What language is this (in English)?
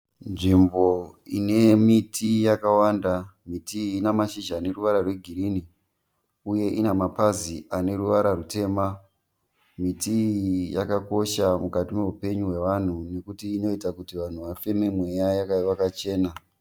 Shona